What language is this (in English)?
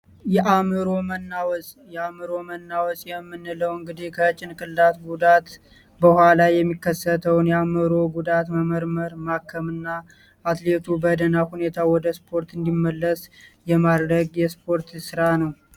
Amharic